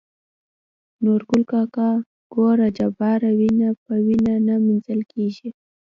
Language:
Pashto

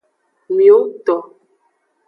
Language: Aja (Benin)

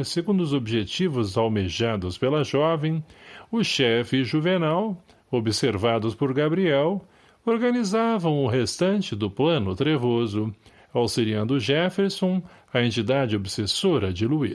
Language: Portuguese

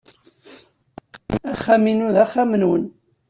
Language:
Kabyle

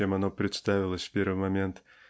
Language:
Russian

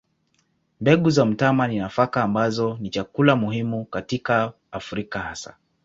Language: Swahili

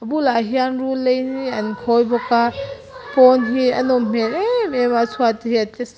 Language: Mizo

